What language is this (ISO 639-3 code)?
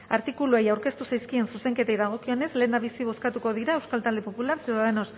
eus